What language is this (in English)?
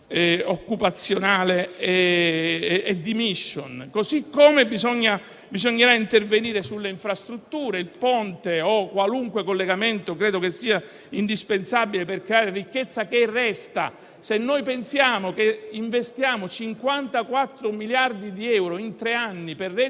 Italian